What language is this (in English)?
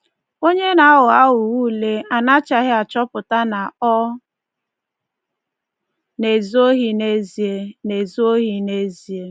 Igbo